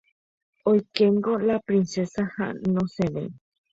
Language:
Guarani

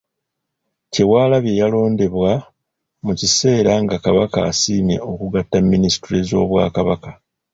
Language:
Ganda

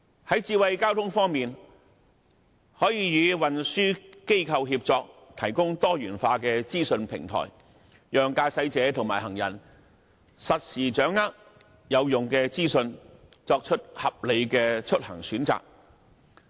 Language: Cantonese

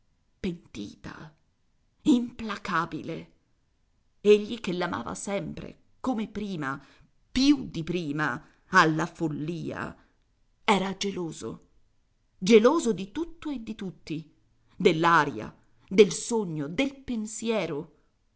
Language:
Italian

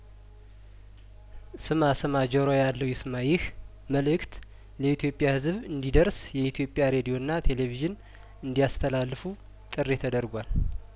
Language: Amharic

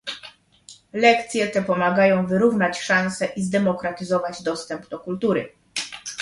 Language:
Polish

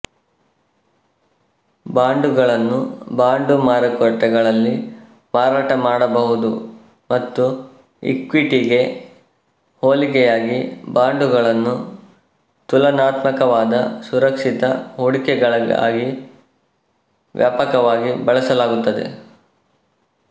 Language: Kannada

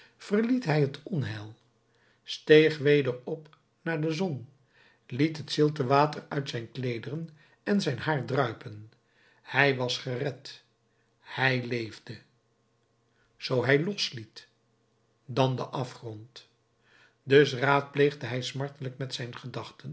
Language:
Dutch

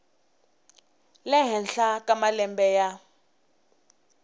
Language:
Tsonga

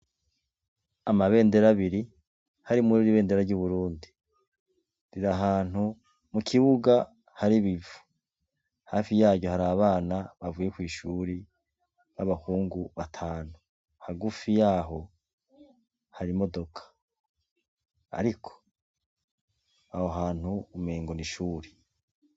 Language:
Rundi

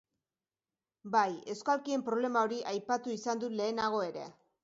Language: Basque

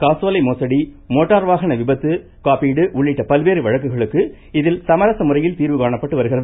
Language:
Tamil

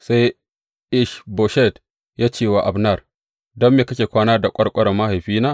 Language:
Hausa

